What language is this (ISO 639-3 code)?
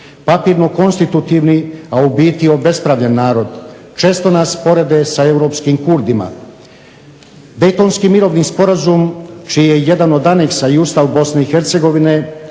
hrv